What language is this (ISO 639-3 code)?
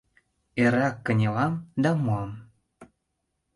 chm